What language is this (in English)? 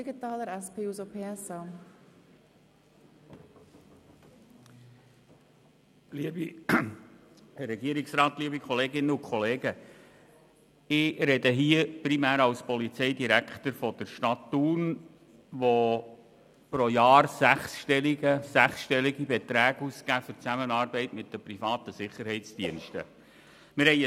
Swiss German